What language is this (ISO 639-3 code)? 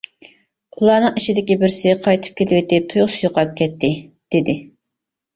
uig